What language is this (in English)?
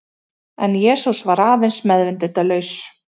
Icelandic